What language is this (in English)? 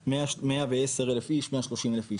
Hebrew